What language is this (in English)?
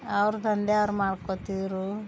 Kannada